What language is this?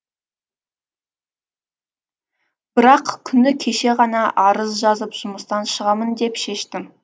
Kazakh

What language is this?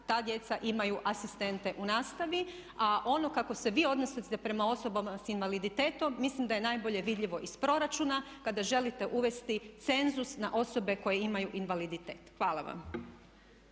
Croatian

